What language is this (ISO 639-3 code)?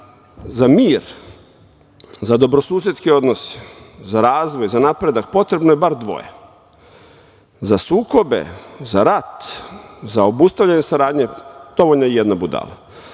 srp